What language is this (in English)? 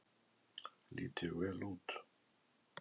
Icelandic